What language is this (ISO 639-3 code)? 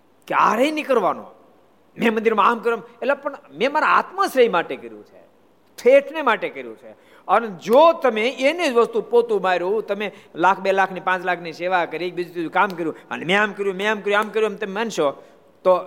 guj